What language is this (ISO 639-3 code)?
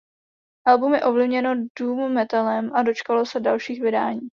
ces